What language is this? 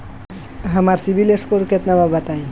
Bhojpuri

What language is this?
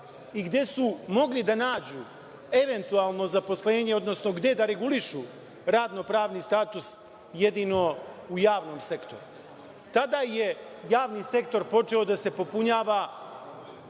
Serbian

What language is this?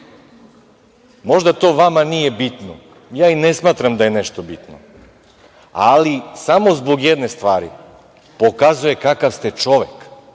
Serbian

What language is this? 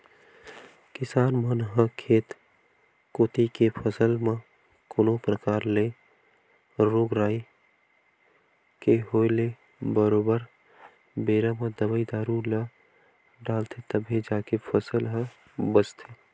Chhattisgarhi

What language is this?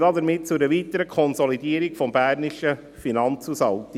Swiss German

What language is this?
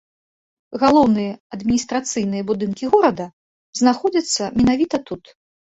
Belarusian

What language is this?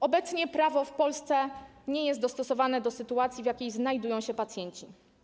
Polish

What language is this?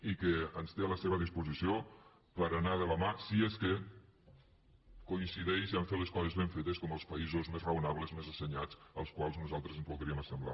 Catalan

